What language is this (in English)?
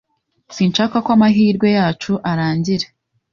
Kinyarwanda